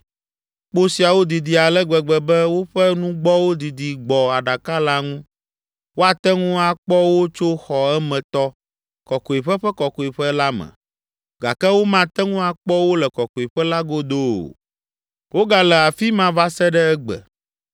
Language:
Ewe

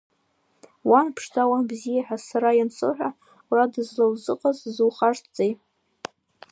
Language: Abkhazian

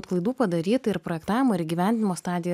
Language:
Lithuanian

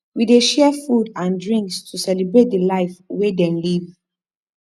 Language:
Nigerian Pidgin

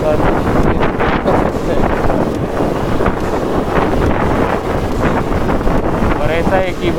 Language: Marathi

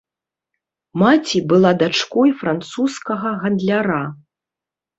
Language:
Belarusian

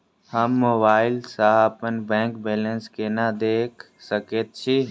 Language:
Maithili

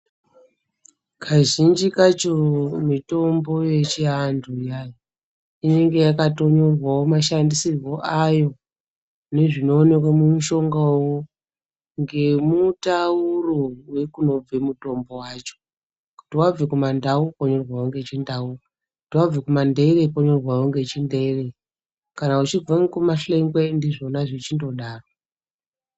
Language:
Ndau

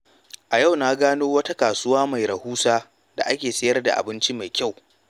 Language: Hausa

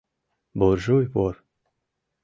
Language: Mari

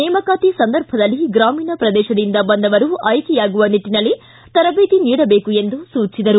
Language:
Kannada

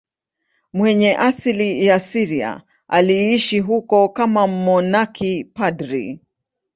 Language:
Swahili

